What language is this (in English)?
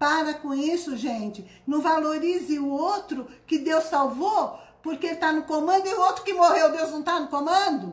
Portuguese